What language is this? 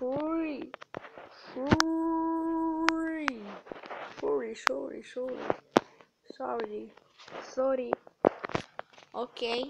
Romanian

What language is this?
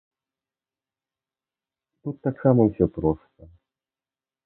Belarusian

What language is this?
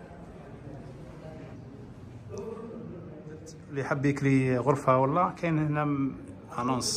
Arabic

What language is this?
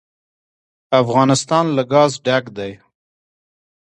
Pashto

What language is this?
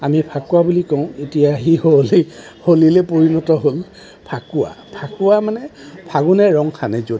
Assamese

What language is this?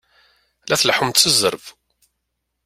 Kabyle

